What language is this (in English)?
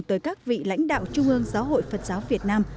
Vietnamese